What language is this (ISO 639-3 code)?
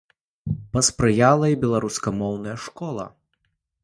bel